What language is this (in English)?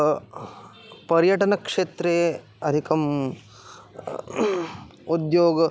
Sanskrit